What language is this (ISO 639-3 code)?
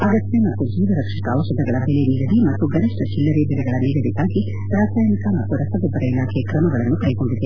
kan